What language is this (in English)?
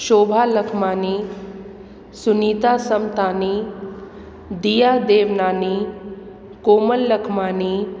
Sindhi